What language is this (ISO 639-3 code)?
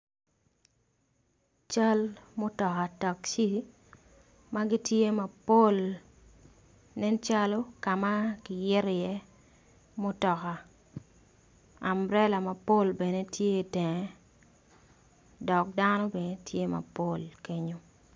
ach